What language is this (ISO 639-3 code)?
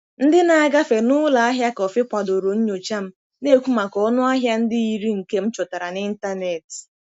ibo